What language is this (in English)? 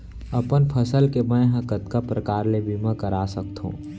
Chhattisgarhi